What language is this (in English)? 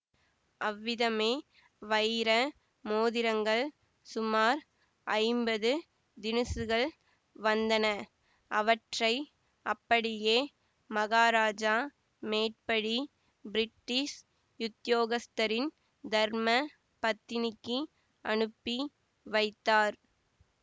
Tamil